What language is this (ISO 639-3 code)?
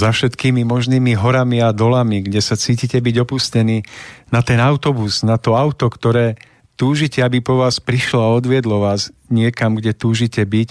slk